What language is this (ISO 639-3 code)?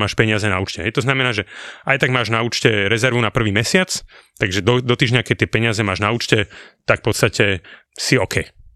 slk